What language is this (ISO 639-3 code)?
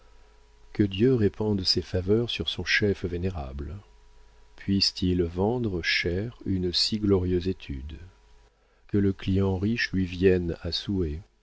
fra